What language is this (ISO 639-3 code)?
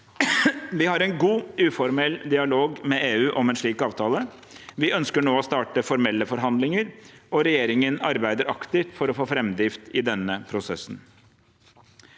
nor